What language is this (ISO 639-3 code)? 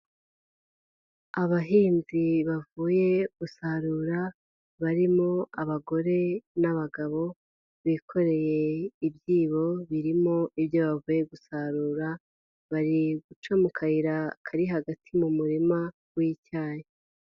kin